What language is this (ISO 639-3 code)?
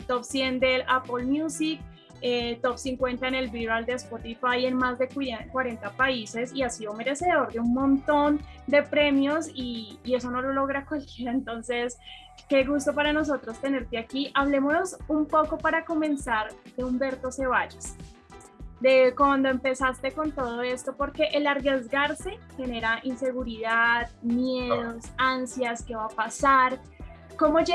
spa